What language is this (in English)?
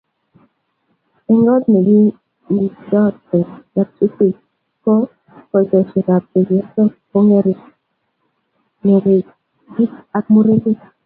Kalenjin